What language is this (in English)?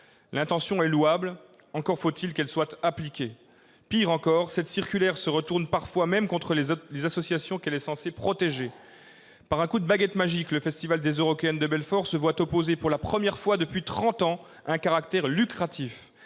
French